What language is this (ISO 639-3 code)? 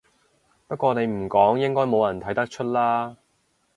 yue